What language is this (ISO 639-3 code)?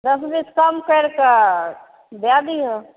mai